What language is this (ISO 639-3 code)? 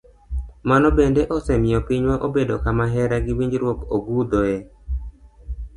luo